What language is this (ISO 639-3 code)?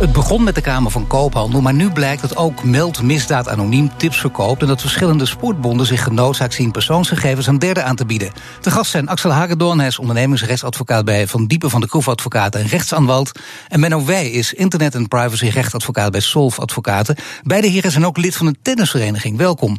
nld